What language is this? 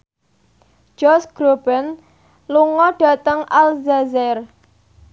Javanese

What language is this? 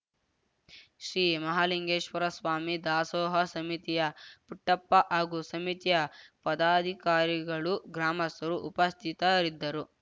Kannada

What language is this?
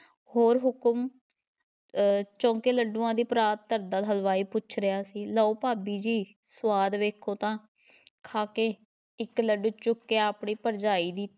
Punjabi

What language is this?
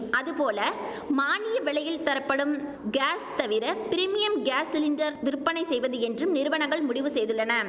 Tamil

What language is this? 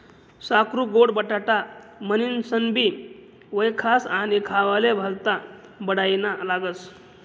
Marathi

